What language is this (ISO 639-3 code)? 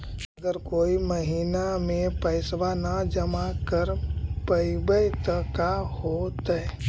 mag